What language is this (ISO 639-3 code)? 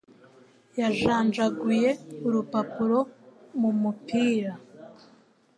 kin